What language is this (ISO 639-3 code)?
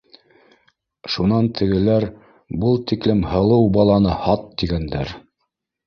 bak